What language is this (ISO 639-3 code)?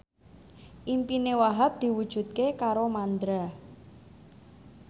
jav